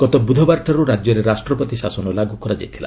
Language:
Odia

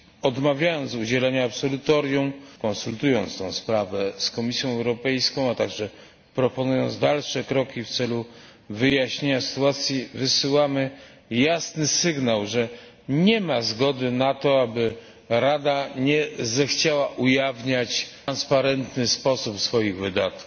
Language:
Polish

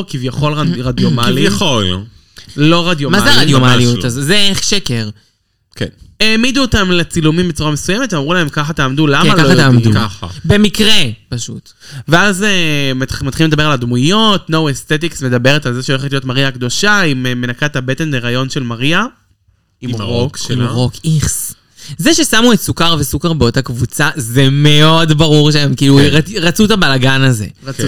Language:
Hebrew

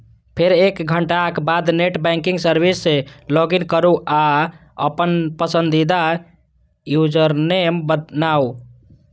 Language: Maithili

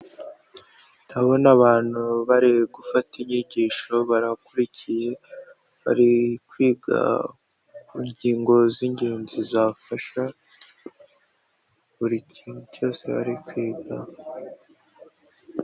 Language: Kinyarwanda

